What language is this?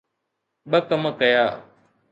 Sindhi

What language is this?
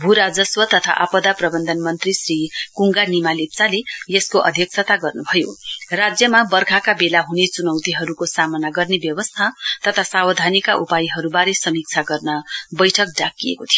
Nepali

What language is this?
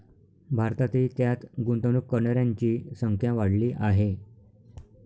Marathi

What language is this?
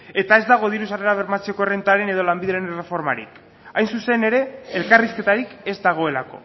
Basque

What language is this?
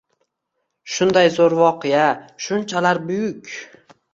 Uzbek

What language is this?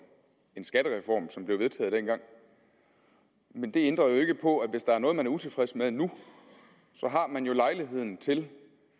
Danish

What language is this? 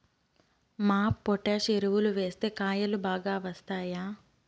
Telugu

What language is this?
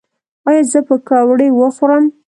Pashto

